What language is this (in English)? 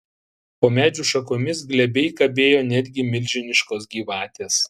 Lithuanian